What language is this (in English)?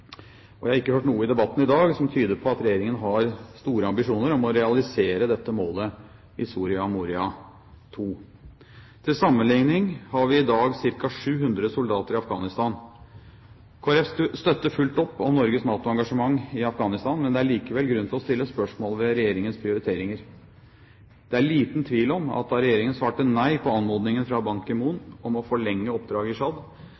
Norwegian Bokmål